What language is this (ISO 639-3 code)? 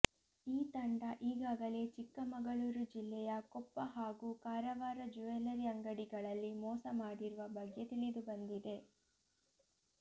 kan